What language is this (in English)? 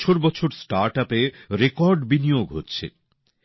Bangla